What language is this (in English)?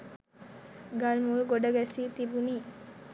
Sinhala